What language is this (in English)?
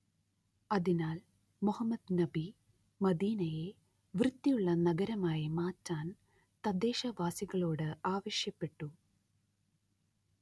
Malayalam